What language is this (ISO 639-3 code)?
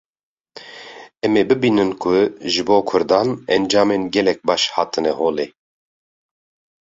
kur